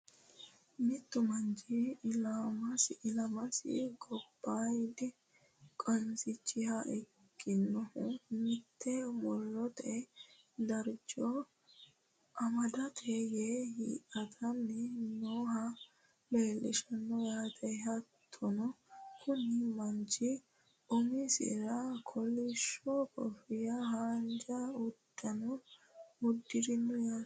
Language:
Sidamo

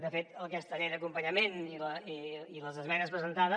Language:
Catalan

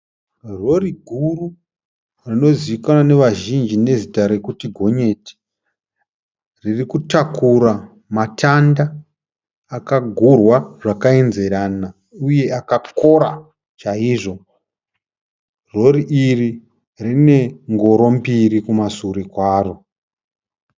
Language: Shona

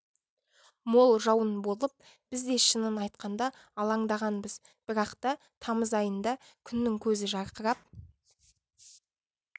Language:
Kazakh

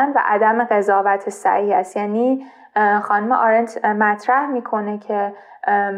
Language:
Persian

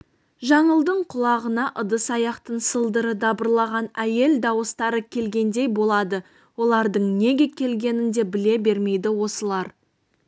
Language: Kazakh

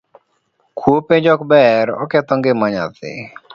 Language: Luo (Kenya and Tanzania)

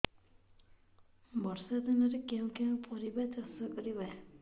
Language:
Odia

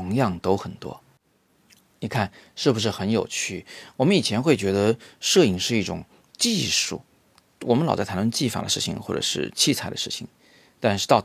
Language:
Chinese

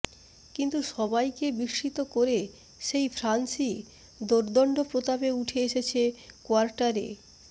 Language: Bangla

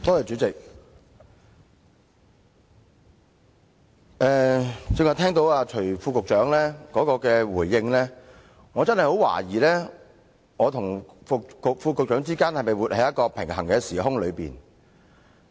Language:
Cantonese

